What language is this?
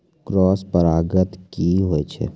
Maithili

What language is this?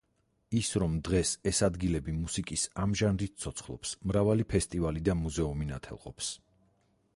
Georgian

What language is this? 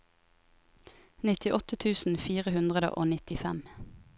Norwegian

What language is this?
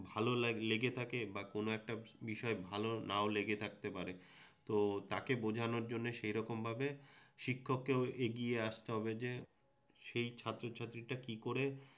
Bangla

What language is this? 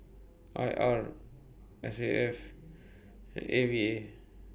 English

